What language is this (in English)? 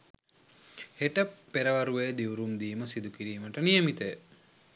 Sinhala